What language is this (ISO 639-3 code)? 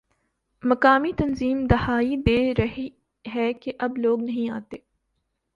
urd